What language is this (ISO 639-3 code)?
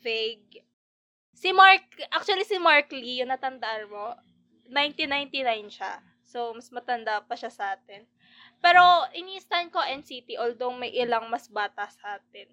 fil